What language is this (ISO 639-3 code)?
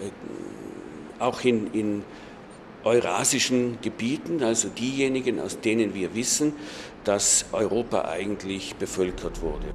deu